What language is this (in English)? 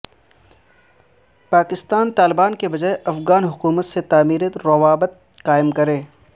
Urdu